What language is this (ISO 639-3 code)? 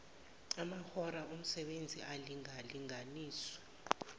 zul